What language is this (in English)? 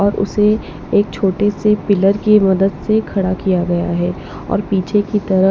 Hindi